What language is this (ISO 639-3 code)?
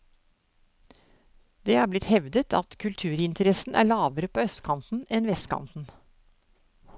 nor